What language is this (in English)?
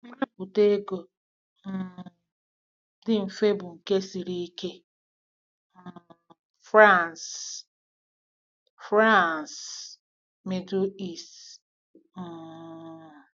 Igbo